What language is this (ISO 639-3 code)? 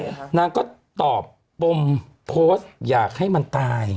tha